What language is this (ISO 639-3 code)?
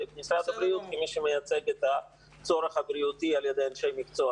heb